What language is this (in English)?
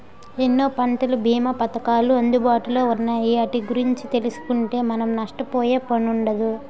Telugu